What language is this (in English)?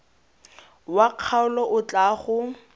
Tswana